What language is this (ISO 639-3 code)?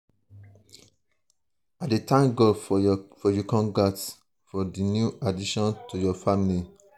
pcm